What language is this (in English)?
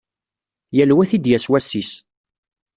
Kabyle